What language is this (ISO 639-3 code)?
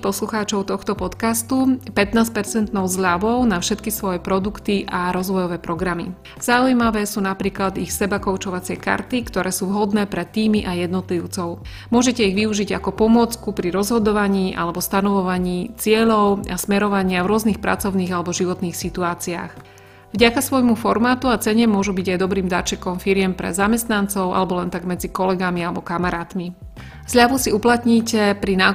slk